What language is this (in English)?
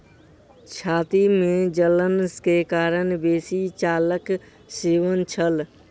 Maithili